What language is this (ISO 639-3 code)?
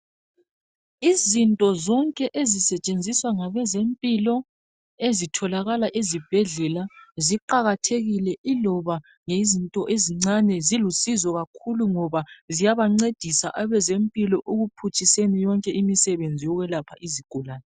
nde